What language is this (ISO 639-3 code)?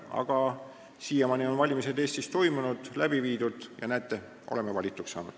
est